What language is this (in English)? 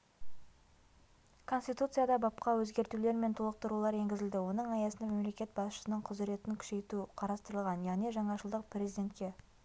Kazakh